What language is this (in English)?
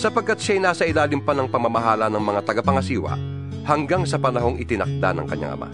Filipino